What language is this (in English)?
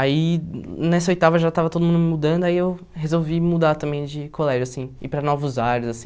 Portuguese